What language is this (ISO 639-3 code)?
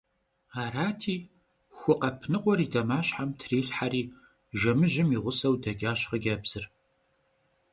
kbd